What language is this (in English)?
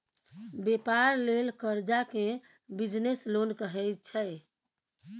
Maithili